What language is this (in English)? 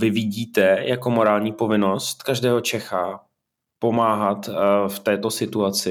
Czech